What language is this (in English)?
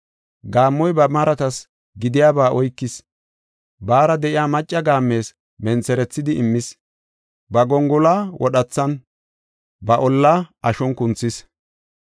Gofa